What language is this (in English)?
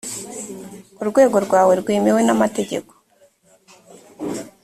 Kinyarwanda